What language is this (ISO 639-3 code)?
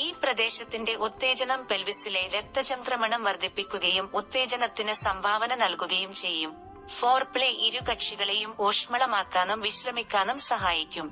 mal